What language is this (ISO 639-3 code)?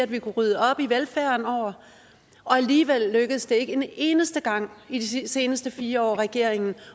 dan